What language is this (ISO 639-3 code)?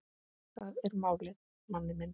isl